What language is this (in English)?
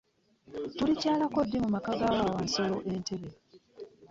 Ganda